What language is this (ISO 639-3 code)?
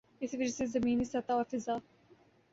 urd